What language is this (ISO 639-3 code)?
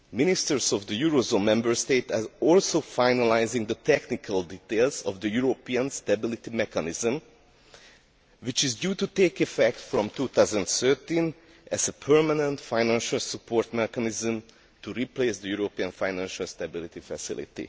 eng